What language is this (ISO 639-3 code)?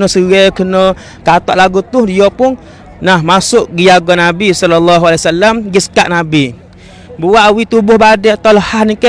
msa